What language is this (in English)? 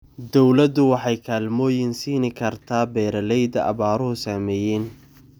Somali